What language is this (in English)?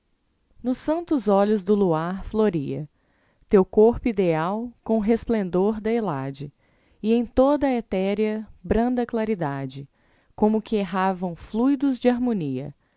Portuguese